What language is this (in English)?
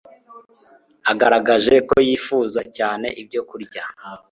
Kinyarwanda